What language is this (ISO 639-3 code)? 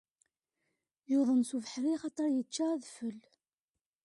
kab